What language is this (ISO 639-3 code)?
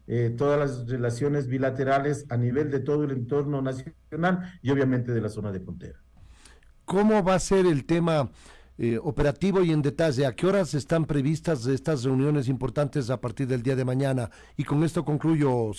spa